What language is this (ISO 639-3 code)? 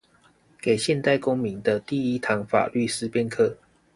zho